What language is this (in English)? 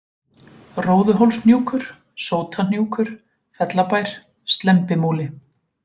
Icelandic